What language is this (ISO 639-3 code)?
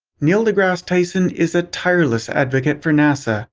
eng